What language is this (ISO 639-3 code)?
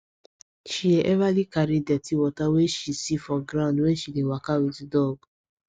pcm